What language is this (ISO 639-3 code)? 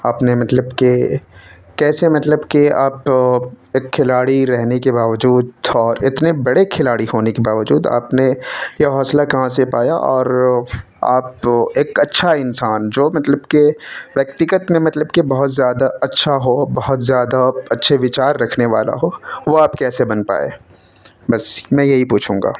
urd